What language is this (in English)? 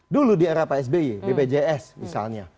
Indonesian